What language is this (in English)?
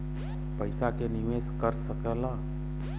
Bhojpuri